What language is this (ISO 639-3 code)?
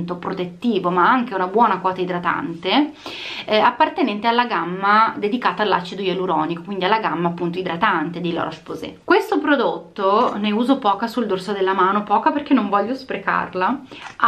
ita